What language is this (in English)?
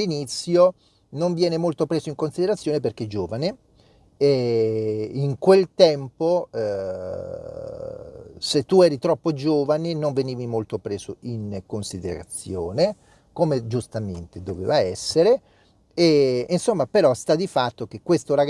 Italian